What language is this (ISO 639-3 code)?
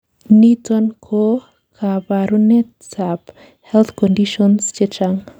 kln